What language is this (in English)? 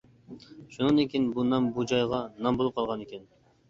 Uyghur